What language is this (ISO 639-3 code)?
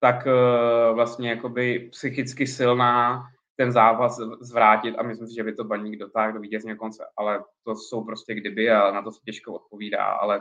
ces